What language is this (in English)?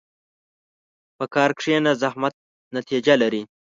Pashto